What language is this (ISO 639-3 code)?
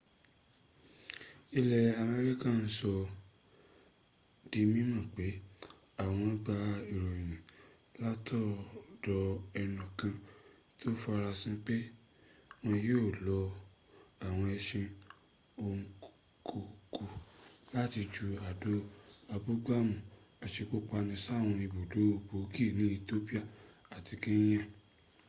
yor